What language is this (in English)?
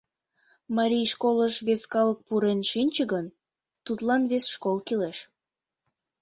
Mari